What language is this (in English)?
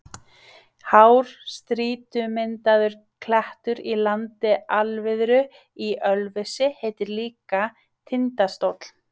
Icelandic